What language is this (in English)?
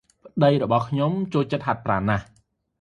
Khmer